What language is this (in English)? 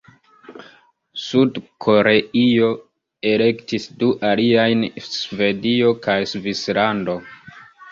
Esperanto